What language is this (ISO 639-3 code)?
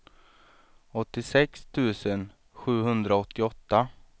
swe